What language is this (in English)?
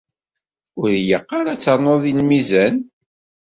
Kabyle